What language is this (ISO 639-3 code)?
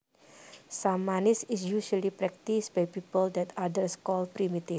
jav